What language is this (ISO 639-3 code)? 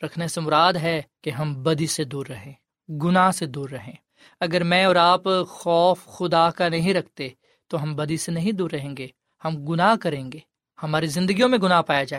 urd